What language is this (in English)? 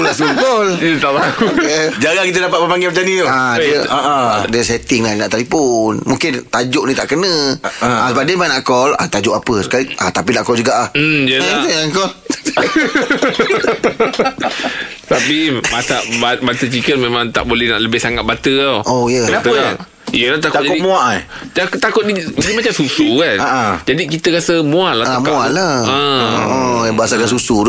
Malay